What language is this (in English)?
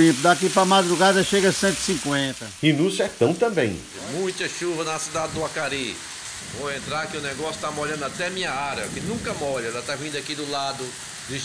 Portuguese